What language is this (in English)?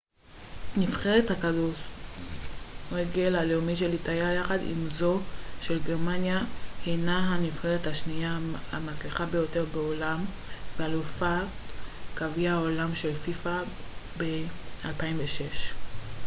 Hebrew